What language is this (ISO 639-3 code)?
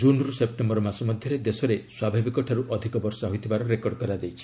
ori